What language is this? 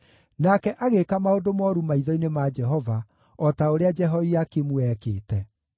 Kikuyu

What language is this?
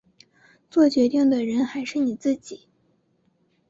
Chinese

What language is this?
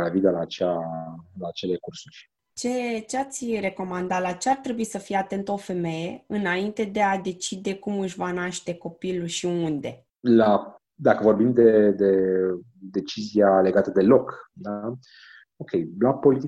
Romanian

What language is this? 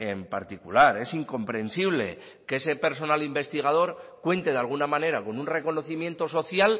Spanish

